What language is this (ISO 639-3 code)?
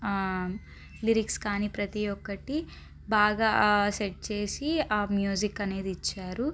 tel